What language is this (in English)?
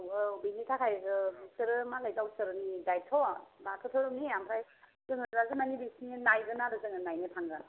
Bodo